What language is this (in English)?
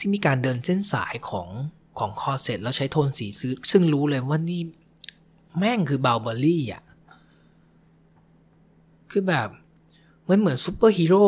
Thai